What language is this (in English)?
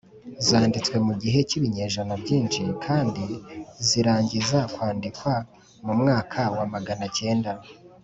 Kinyarwanda